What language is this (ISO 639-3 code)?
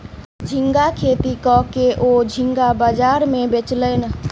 mai